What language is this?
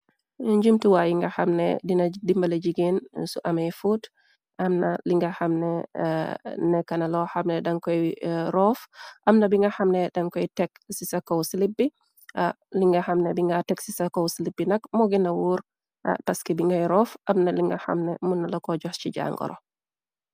Wolof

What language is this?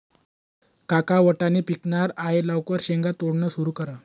Marathi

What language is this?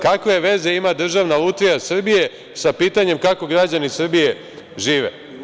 Serbian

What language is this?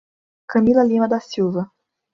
Portuguese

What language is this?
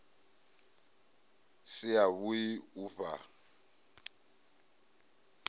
Venda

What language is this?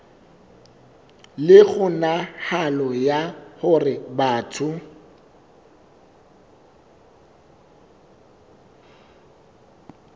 Southern Sotho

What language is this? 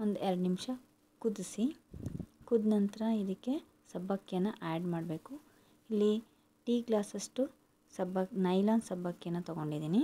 Kannada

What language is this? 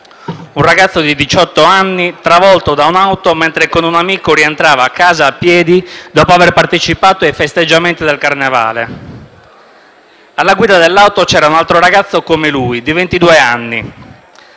Italian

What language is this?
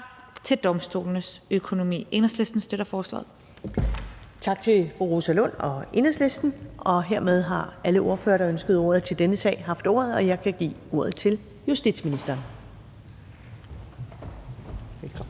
Danish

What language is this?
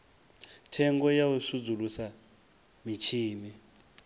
Venda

